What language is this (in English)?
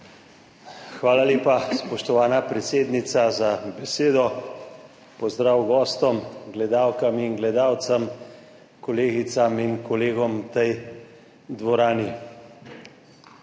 Slovenian